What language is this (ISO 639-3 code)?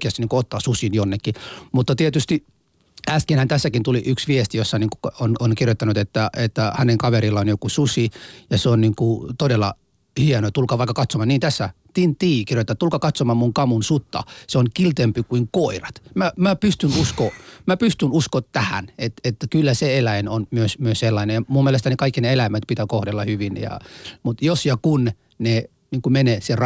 fin